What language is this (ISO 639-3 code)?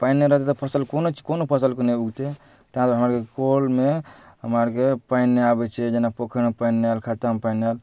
mai